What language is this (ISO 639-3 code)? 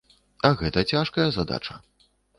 bel